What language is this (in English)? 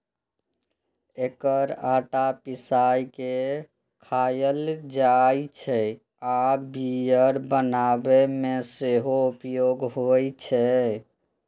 Maithili